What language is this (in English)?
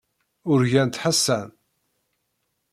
Kabyle